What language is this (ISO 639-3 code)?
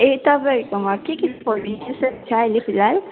nep